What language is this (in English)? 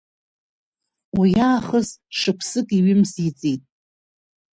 Abkhazian